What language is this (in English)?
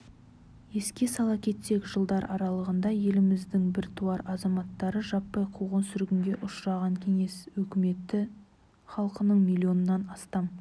Kazakh